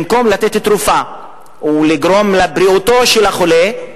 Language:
Hebrew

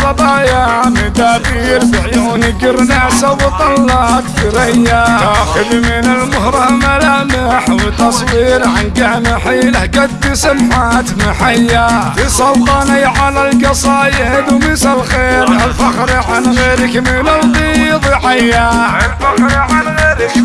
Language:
Arabic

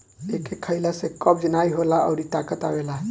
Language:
Bhojpuri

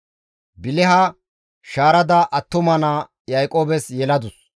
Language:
Gamo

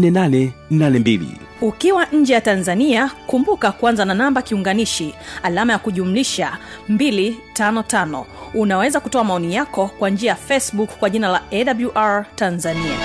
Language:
Swahili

